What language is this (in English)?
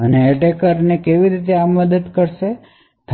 Gujarati